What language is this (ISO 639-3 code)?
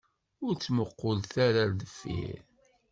kab